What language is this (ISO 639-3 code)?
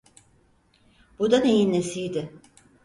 tur